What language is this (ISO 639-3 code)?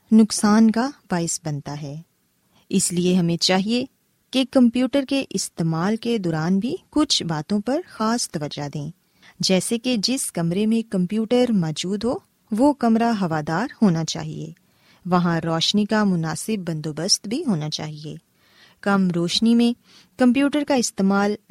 urd